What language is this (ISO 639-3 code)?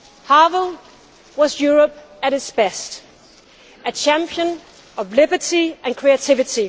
eng